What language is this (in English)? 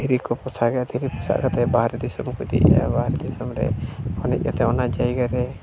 Santali